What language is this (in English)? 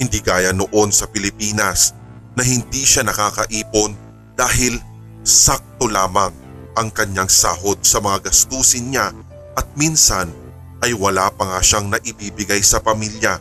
Filipino